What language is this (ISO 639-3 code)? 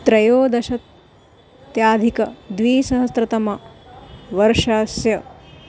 san